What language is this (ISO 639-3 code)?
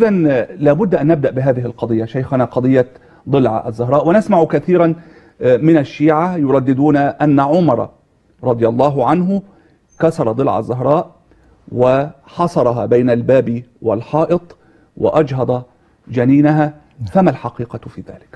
ara